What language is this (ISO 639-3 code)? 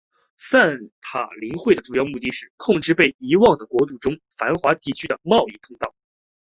zho